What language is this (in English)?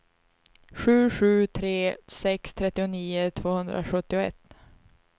Swedish